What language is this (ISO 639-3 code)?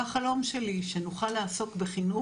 heb